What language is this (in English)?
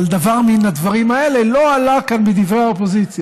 Hebrew